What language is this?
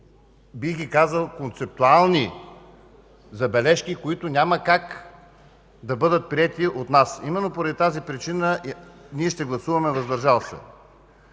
Bulgarian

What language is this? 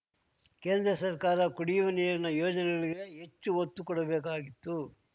Kannada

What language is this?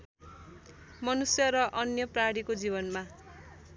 Nepali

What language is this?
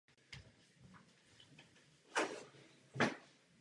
Czech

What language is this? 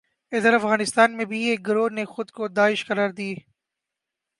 Urdu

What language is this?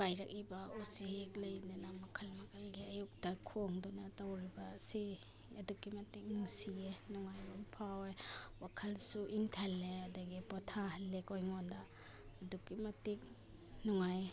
Manipuri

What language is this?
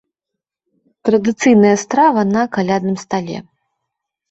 Belarusian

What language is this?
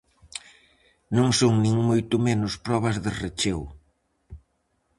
Galician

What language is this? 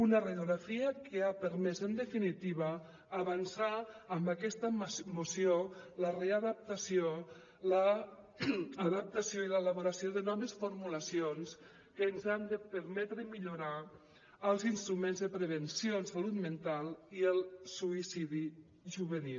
Catalan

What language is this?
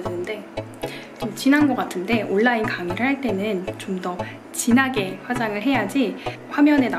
Korean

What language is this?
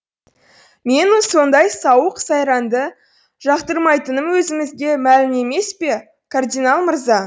Kazakh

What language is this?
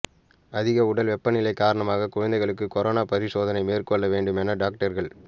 Tamil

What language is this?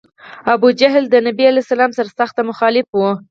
Pashto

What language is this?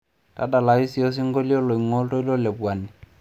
Masai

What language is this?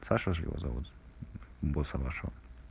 Russian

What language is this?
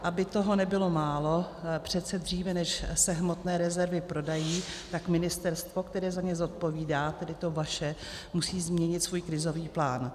Czech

